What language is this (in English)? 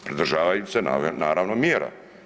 Croatian